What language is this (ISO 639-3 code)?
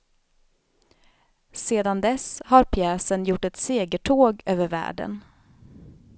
swe